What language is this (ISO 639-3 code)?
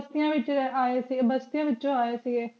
pan